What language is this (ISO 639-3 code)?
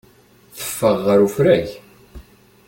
kab